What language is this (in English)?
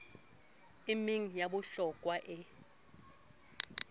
Southern Sotho